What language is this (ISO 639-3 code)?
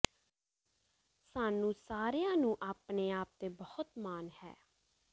pan